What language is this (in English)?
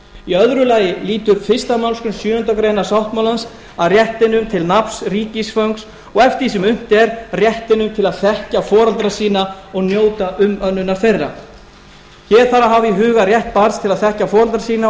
Icelandic